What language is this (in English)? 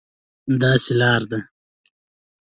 Pashto